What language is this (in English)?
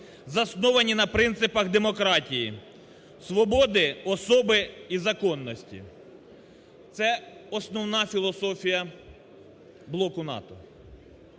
Ukrainian